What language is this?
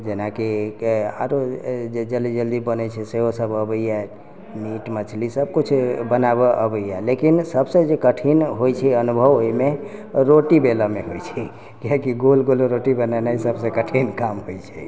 Maithili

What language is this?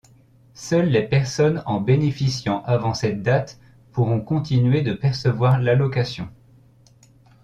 French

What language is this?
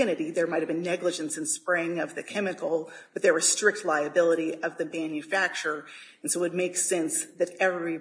English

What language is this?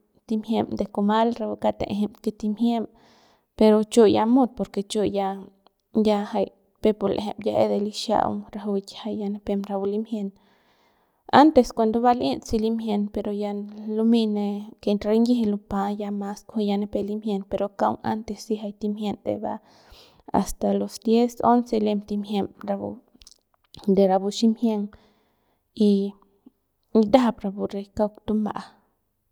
Central Pame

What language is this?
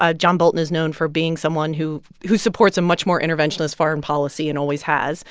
English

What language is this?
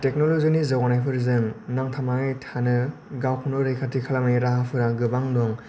Bodo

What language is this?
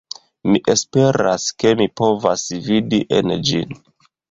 Esperanto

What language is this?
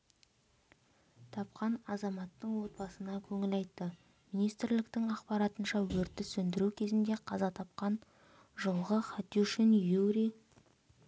Kazakh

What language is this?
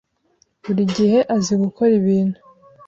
Kinyarwanda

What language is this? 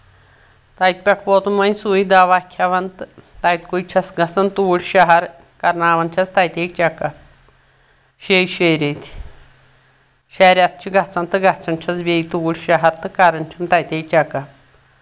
Kashmiri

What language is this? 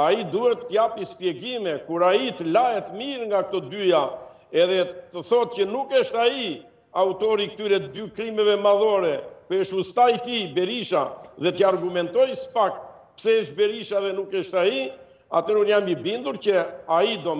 Romanian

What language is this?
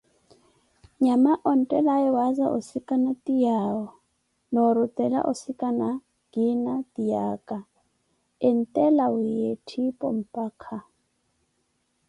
Koti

